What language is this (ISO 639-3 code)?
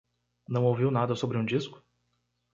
por